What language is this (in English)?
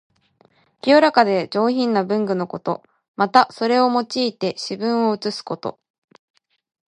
Japanese